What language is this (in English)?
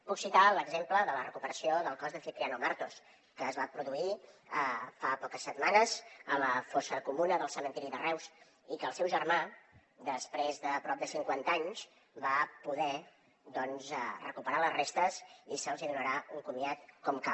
Catalan